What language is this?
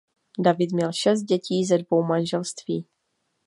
Czech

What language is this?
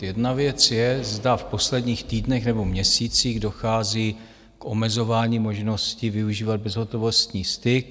Czech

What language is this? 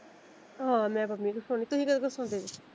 Punjabi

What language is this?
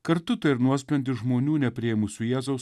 Lithuanian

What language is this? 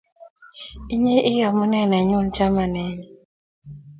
Kalenjin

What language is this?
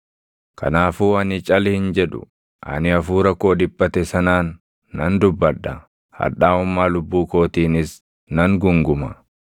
Oromo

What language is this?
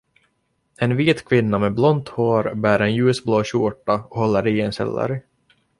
Swedish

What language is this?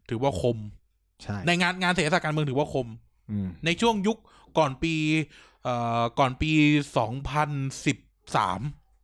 Thai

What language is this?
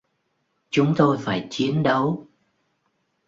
Vietnamese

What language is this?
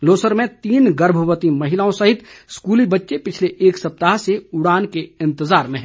Hindi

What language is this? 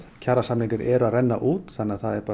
Icelandic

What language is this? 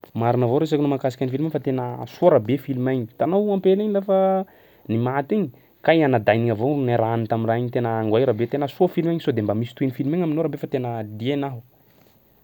Sakalava Malagasy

